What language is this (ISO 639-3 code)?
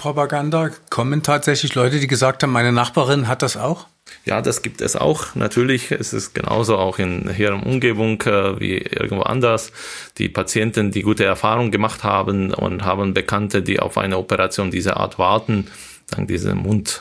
deu